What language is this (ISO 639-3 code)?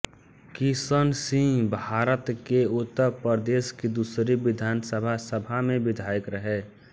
hin